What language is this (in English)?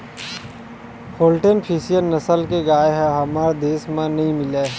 Chhattisgarhi